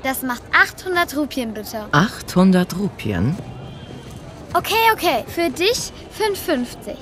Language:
German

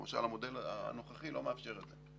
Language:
Hebrew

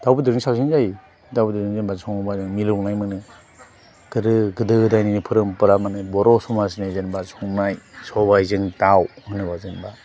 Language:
Bodo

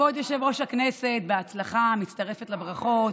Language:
Hebrew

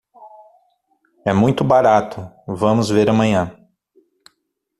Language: Portuguese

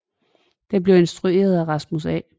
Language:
Danish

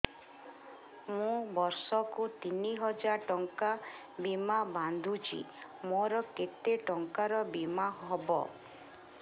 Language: Odia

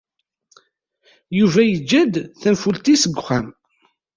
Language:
Kabyle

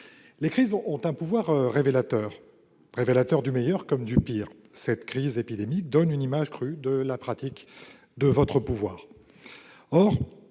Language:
French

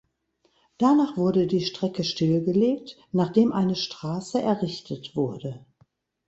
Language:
German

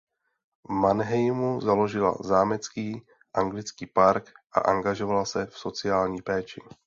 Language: Czech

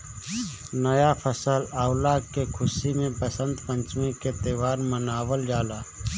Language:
Bhojpuri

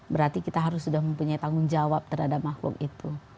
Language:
Indonesian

